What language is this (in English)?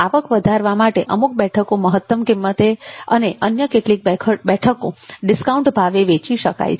Gujarati